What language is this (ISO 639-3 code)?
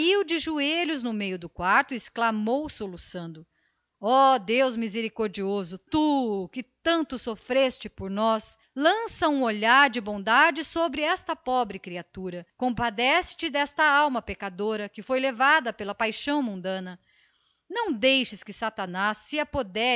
por